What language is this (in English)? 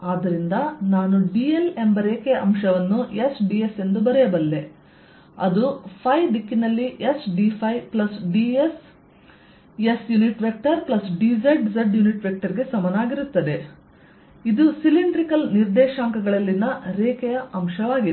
Kannada